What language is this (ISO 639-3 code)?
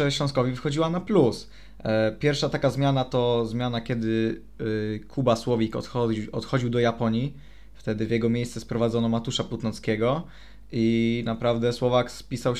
pol